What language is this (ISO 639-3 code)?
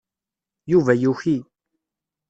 kab